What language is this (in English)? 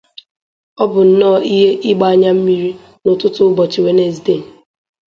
Igbo